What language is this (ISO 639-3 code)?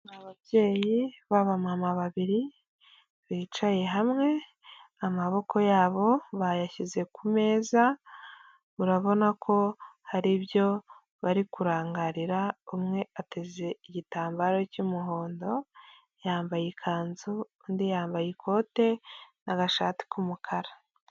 kin